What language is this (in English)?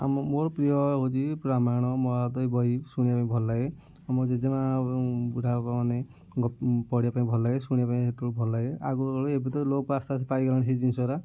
Odia